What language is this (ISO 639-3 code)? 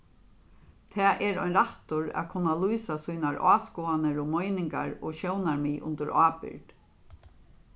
fao